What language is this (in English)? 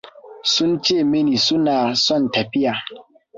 Hausa